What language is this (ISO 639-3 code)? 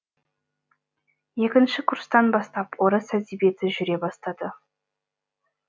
kaz